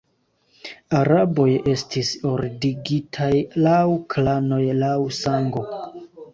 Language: Esperanto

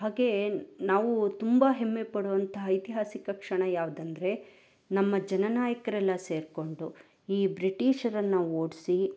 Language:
Kannada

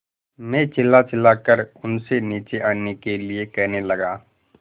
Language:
Hindi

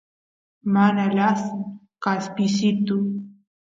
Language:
Santiago del Estero Quichua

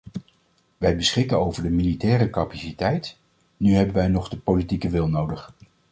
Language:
Dutch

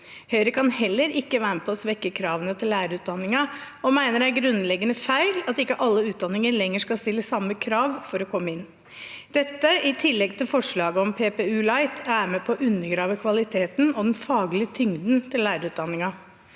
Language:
Norwegian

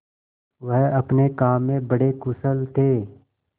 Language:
Hindi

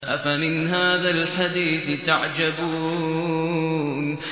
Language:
Arabic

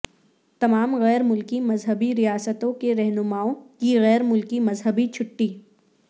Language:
Urdu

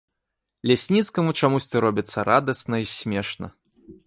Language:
Belarusian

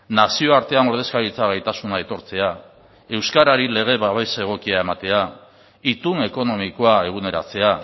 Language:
Basque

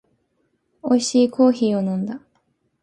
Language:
Japanese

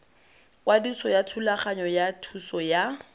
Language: Tswana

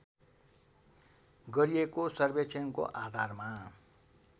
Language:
Nepali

